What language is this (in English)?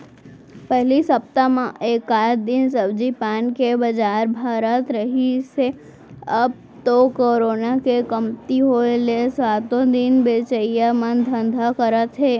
Chhattisgarhi